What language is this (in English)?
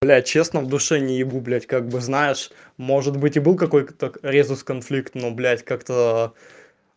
Russian